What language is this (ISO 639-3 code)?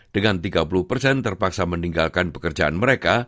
ind